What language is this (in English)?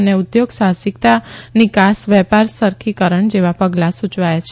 Gujarati